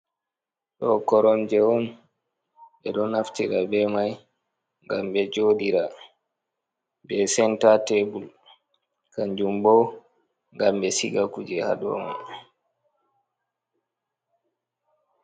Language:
Fula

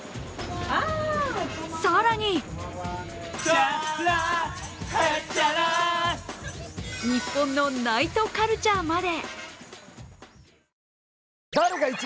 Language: Japanese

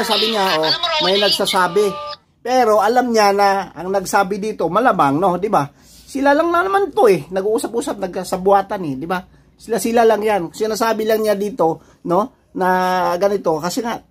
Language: Filipino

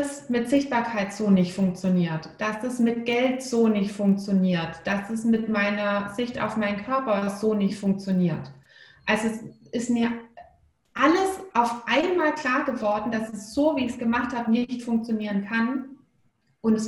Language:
German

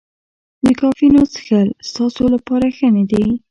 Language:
Pashto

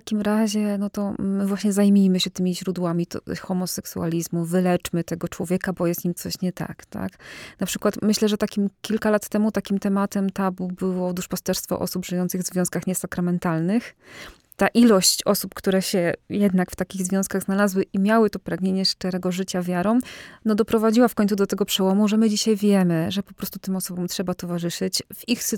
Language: Polish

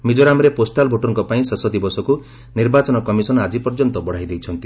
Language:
Odia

